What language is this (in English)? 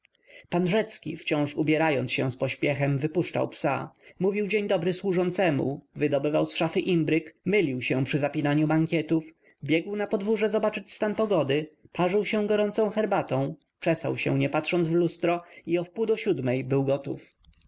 Polish